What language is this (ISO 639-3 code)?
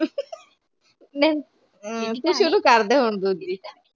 pan